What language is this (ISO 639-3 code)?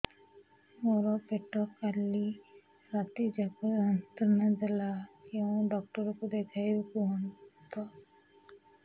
ori